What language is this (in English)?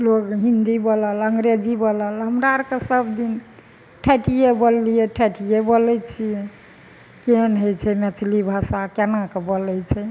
Maithili